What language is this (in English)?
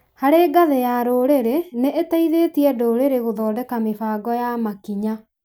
Kikuyu